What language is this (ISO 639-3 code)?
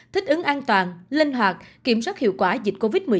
vie